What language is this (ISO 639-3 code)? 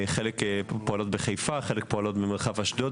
heb